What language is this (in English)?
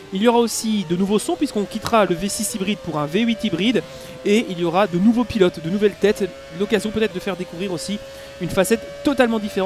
French